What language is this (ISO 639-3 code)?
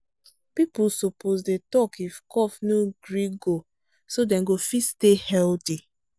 pcm